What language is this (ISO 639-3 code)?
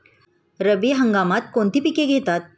mar